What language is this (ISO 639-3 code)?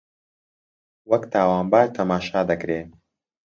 ckb